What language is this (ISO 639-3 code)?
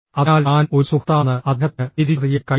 mal